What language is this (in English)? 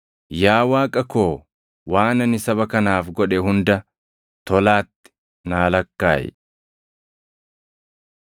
Oromo